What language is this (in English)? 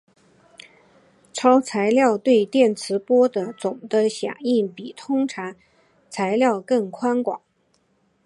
Chinese